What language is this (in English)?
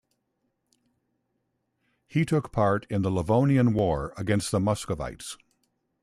English